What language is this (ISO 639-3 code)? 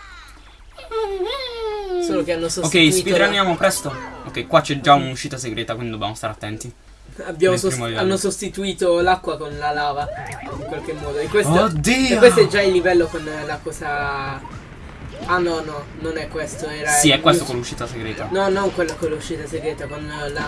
ita